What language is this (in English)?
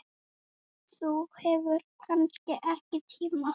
Icelandic